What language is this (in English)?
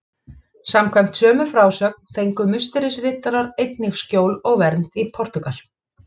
Icelandic